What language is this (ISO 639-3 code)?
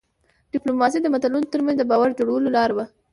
pus